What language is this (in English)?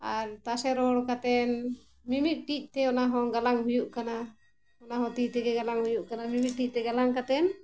Santali